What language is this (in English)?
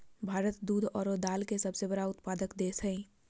Magahi